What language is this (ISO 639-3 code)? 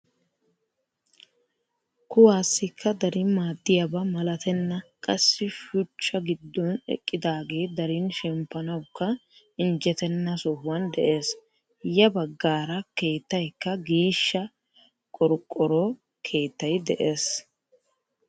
wal